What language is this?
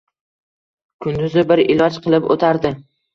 Uzbek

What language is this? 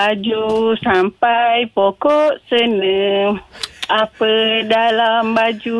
Malay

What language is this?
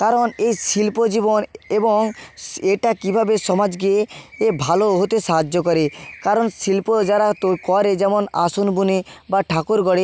Bangla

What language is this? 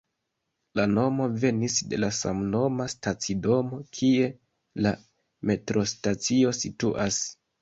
Esperanto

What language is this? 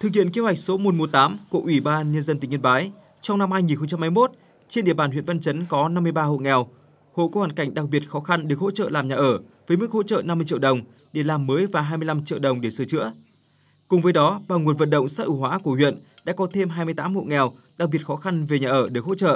Vietnamese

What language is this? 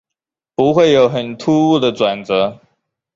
Chinese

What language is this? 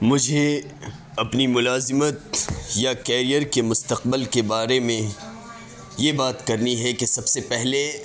Urdu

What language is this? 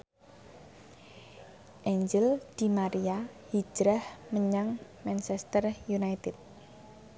Javanese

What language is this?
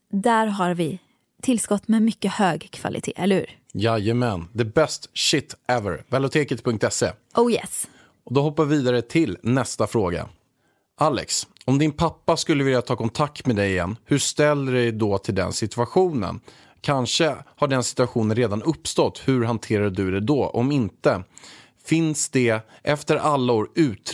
Swedish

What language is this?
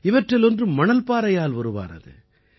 Tamil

